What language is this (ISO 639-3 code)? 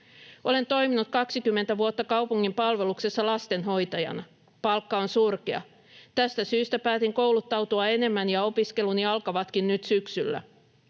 fin